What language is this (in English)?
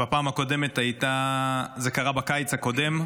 Hebrew